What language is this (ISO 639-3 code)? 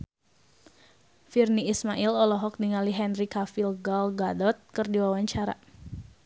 sun